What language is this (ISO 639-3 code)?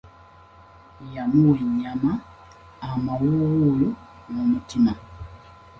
lug